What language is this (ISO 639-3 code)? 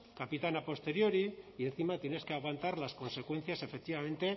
spa